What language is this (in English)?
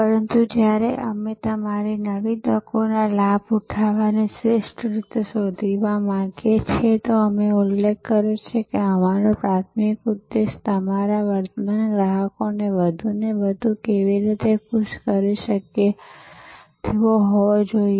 Gujarati